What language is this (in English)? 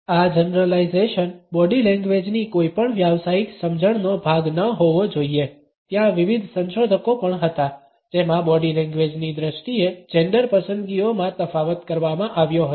Gujarati